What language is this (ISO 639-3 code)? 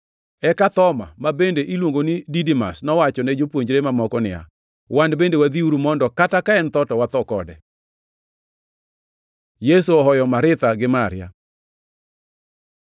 luo